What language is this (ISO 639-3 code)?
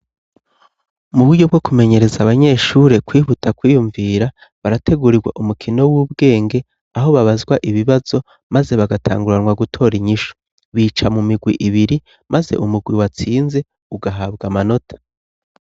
run